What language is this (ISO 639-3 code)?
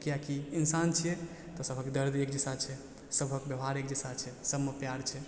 mai